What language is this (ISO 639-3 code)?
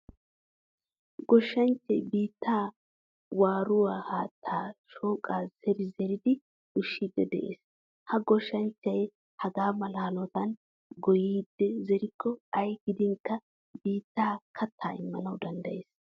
wal